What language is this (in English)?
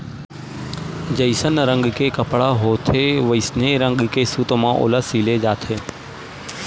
Chhattisgarhi